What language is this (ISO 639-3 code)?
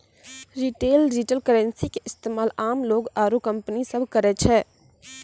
mai